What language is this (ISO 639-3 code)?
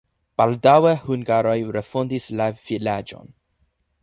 epo